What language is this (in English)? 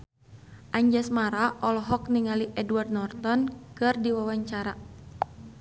Sundanese